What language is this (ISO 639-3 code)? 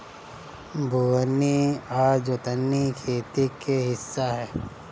bho